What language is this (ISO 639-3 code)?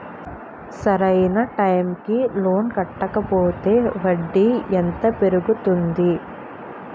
tel